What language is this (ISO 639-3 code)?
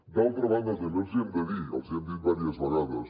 cat